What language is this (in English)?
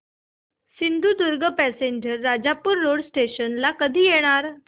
Marathi